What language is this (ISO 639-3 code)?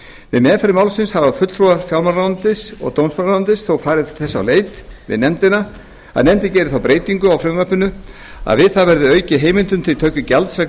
isl